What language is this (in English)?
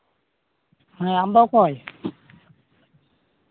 Santali